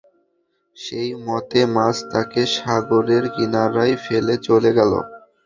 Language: Bangla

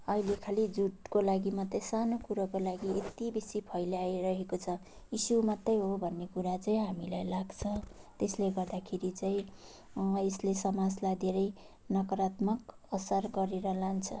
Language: Nepali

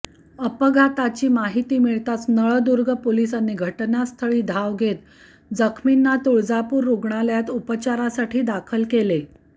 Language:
Marathi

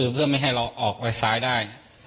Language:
Thai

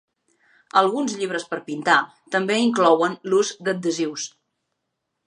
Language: Catalan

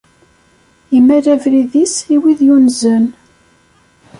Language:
Kabyle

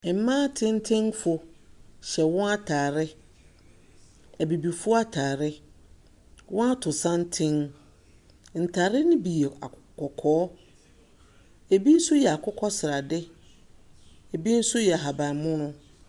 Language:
Akan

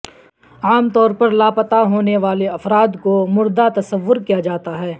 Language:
Urdu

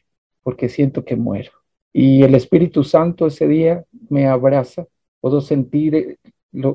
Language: Spanish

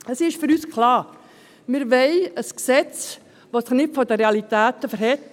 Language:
Swiss German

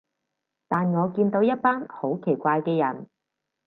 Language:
Cantonese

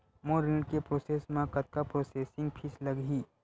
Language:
Chhattisgarhi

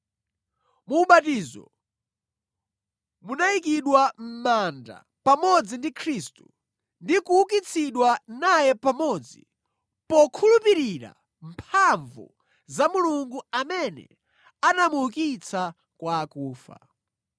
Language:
Nyanja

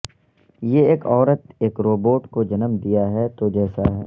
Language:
Urdu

